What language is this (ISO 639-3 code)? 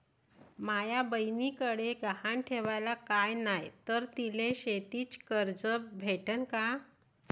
mar